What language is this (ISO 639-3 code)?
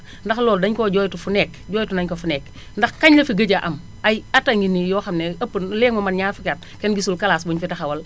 wol